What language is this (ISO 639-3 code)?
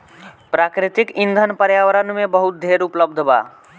bho